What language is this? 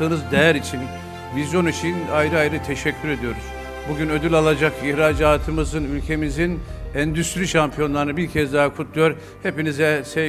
Turkish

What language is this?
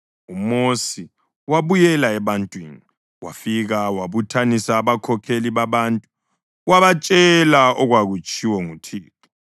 North Ndebele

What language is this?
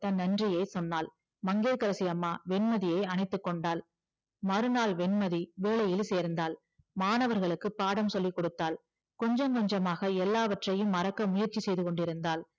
Tamil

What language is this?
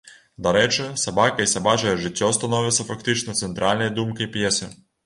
Belarusian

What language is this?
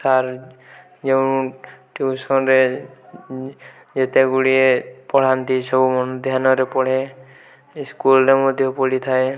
Odia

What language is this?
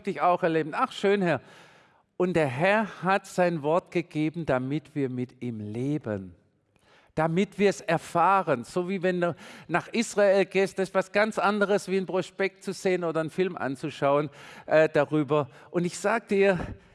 German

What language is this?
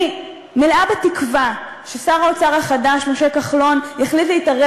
Hebrew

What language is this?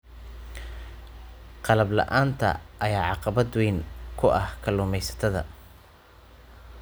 Somali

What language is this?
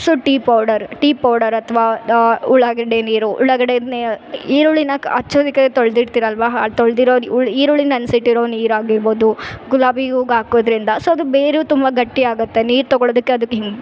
Kannada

